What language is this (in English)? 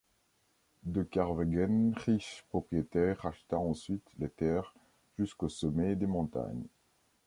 French